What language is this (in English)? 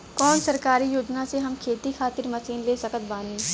Bhojpuri